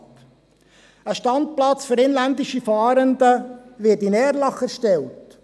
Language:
Swiss German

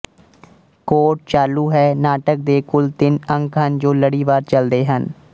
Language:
Punjabi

